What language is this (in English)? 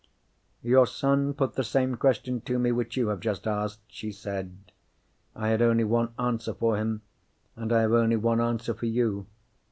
English